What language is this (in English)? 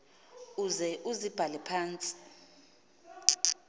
Xhosa